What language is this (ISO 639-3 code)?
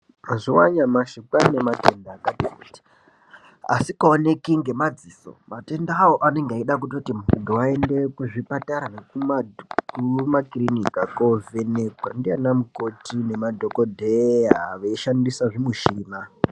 ndc